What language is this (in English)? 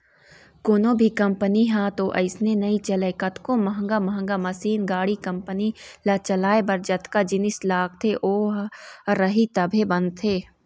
Chhattisgarhi